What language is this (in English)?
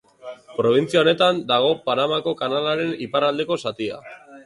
Basque